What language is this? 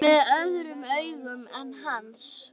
Icelandic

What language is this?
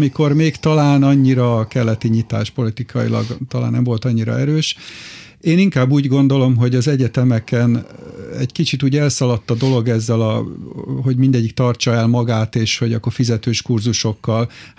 Hungarian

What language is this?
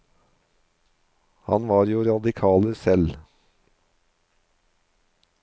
Norwegian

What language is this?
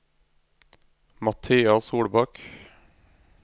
Norwegian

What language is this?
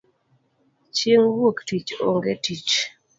Luo (Kenya and Tanzania)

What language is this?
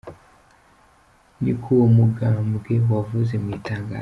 Kinyarwanda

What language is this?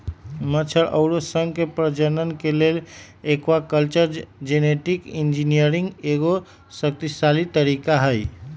Magahi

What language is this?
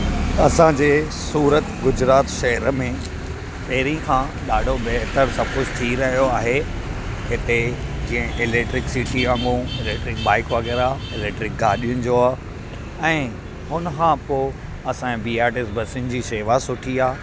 Sindhi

